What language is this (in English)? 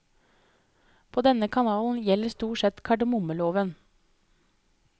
Norwegian